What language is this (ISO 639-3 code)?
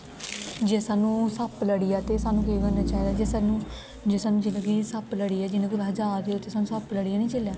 doi